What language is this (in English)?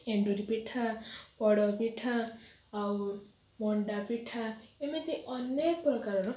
Odia